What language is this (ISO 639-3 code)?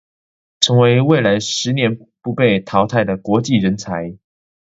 zho